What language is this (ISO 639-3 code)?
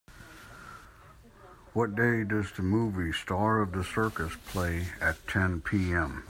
eng